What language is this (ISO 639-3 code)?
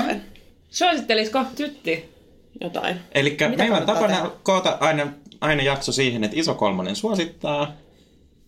fin